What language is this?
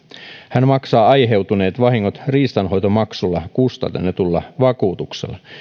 Finnish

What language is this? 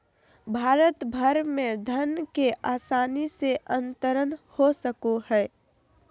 Magahi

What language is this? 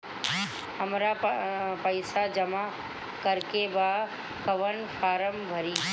Bhojpuri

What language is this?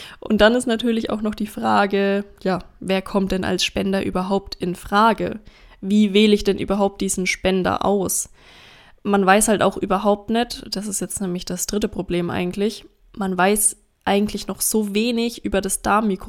German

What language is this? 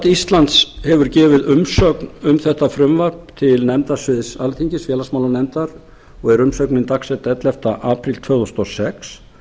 Icelandic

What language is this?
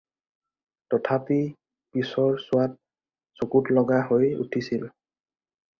Assamese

